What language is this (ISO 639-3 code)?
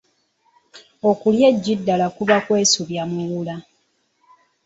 lug